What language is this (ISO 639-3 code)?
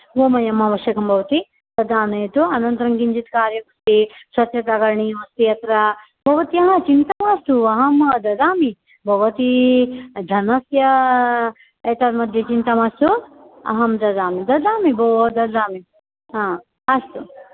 san